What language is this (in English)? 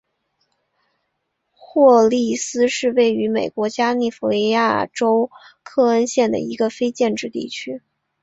Chinese